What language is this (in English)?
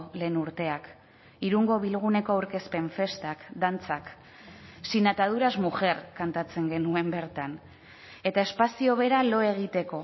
Basque